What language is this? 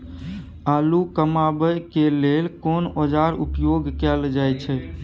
Maithili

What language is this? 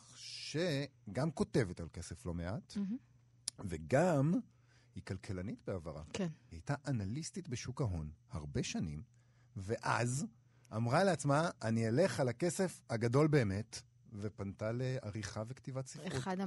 Hebrew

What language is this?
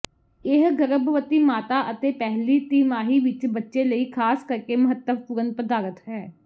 Punjabi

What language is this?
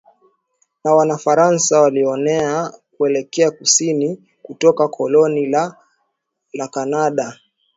Swahili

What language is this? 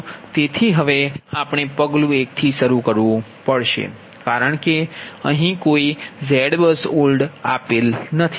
Gujarati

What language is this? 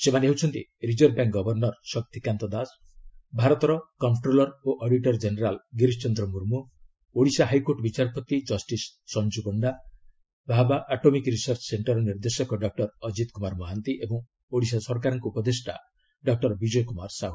Odia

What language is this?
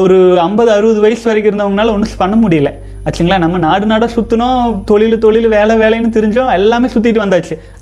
Tamil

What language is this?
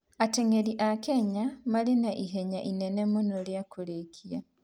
Kikuyu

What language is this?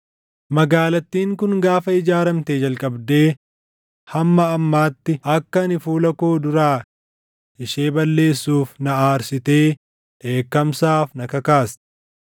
Oromo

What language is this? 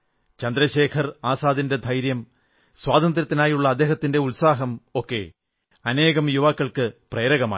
Malayalam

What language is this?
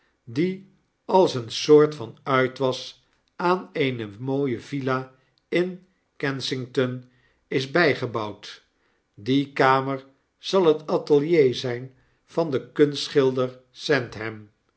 Dutch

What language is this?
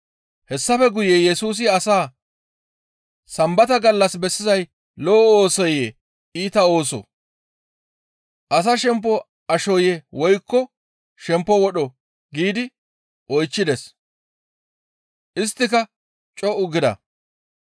Gamo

